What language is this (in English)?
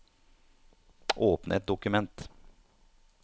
Norwegian